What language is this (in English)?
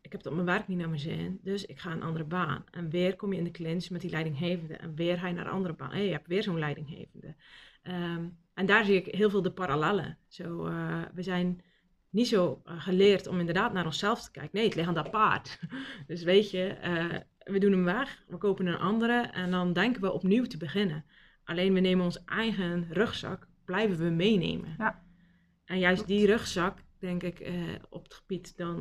Dutch